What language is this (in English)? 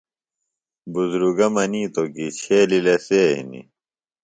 Phalura